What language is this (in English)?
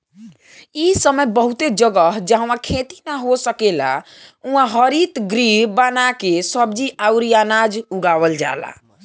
Bhojpuri